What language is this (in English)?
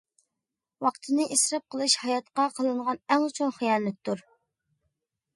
Uyghur